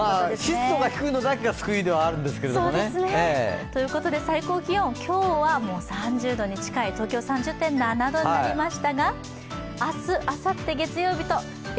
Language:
Japanese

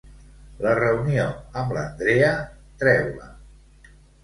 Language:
Catalan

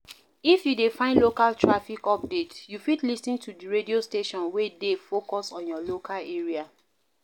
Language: Nigerian Pidgin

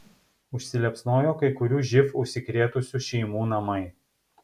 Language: Lithuanian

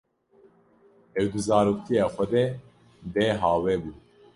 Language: Kurdish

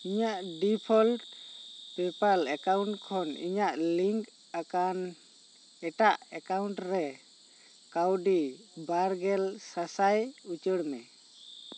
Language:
Santali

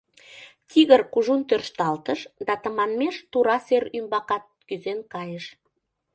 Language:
Mari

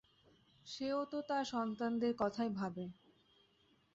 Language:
Bangla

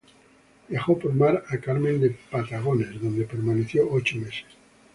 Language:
Spanish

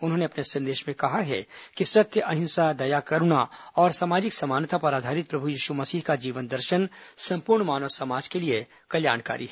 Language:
Hindi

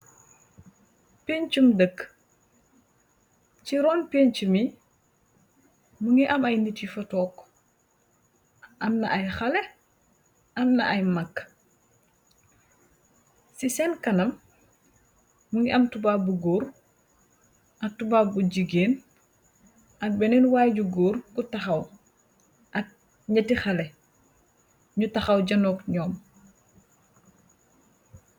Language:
Wolof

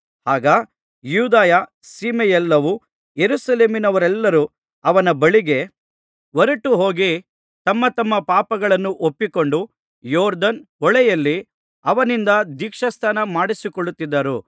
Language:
Kannada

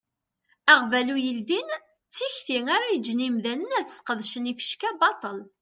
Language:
Kabyle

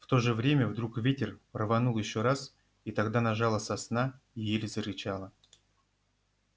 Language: Russian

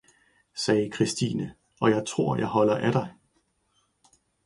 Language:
Danish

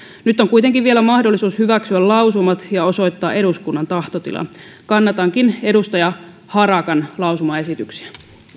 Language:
Finnish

